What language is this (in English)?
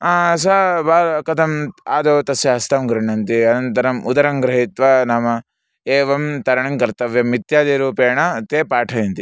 Sanskrit